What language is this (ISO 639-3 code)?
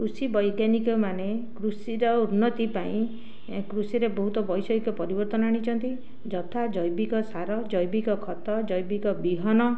ori